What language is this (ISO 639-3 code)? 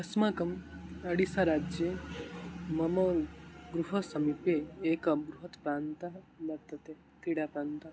san